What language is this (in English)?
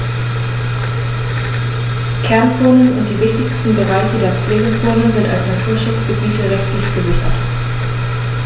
German